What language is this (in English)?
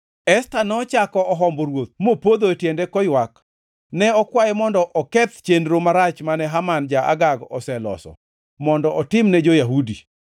Luo (Kenya and Tanzania)